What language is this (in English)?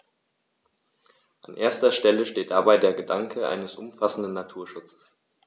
German